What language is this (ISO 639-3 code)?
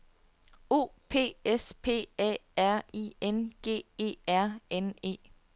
dan